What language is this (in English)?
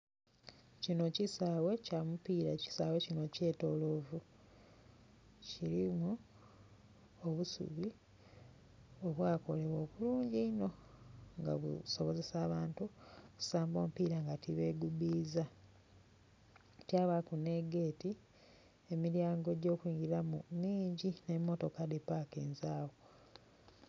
Soga